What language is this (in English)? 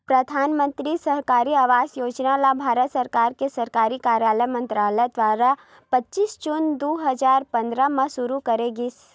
Chhattisgarhi